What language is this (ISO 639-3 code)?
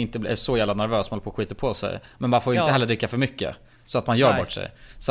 swe